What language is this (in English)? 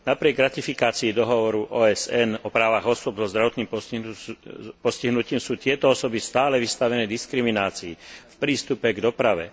Slovak